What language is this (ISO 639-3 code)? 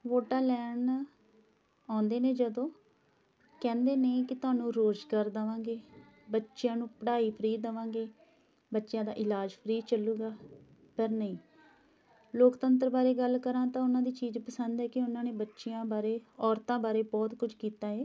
pan